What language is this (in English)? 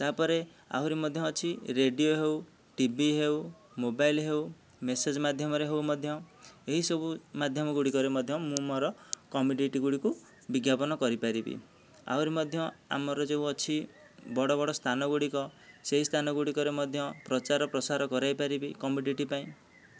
Odia